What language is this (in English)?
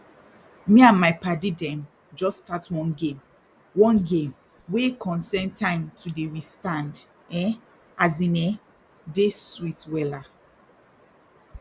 Nigerian Pidgin